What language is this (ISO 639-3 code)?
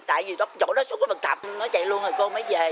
vie